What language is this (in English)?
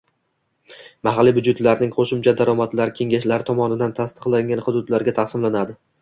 Uzbek